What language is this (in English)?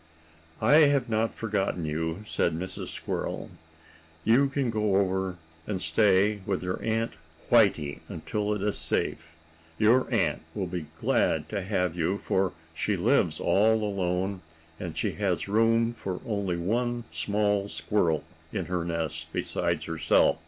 English